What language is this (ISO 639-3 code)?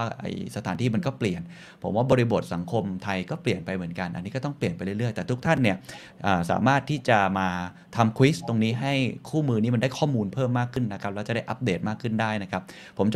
tha